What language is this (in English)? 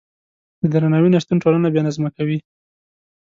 Pashto